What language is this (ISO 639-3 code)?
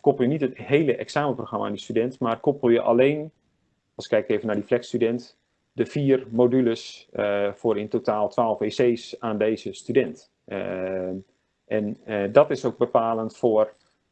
nld